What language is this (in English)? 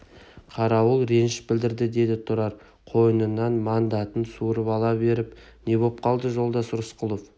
Kazakh